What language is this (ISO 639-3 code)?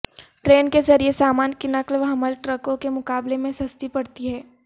urd